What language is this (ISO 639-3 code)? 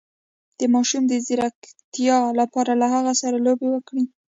pus